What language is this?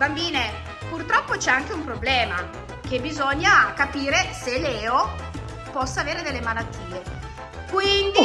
Italian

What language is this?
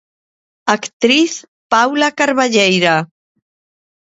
Galician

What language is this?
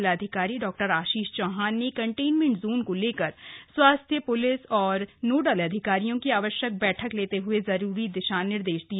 Hindi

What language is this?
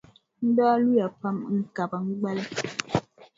Dagbani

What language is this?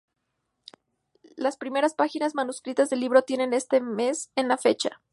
Spanish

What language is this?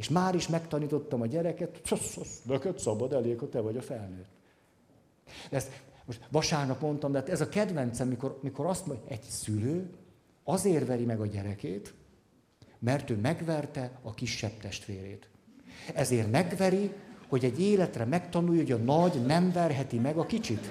Hungarian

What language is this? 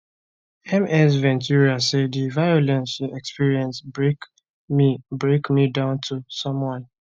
Nigerian Pidgin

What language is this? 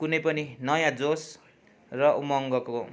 Nepali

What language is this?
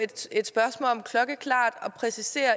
Danish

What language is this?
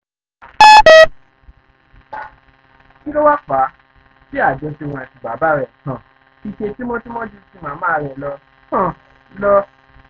Yoruba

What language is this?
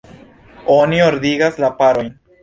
Esperanto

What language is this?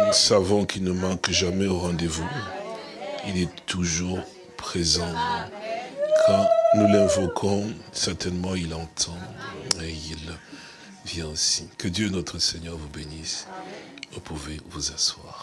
French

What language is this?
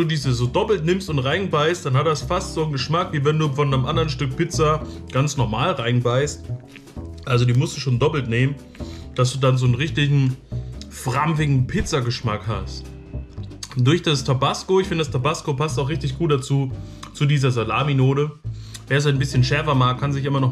German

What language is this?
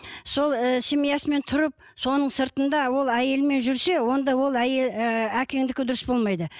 Kazakh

